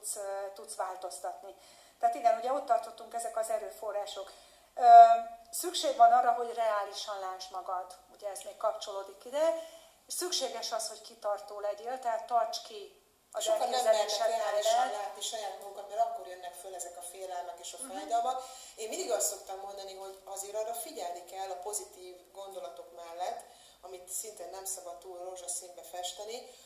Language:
Hungarian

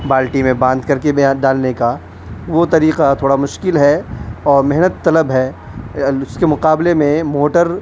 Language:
Urdu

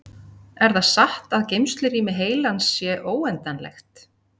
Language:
Icelandic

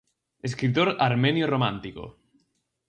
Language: Galician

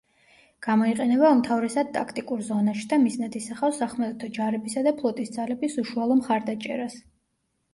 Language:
Georgian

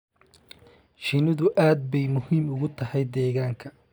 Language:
Somali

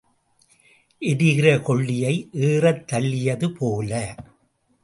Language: Tamil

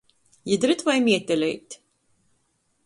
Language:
Latgalian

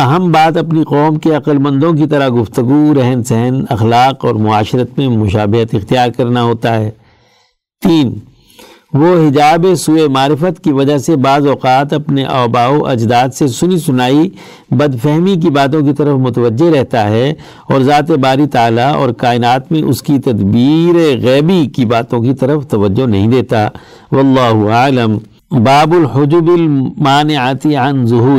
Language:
Urdu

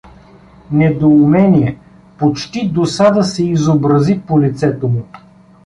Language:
Bulgarian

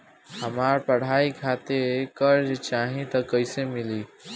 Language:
Bhojpuri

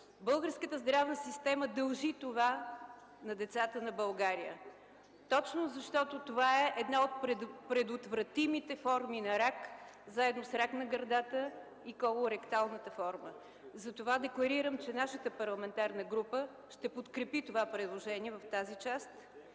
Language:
Bulgarian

